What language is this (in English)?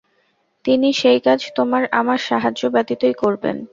Bangla